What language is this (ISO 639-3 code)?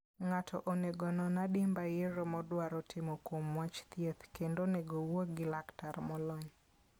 luo